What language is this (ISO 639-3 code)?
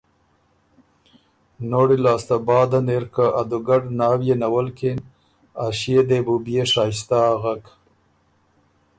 oru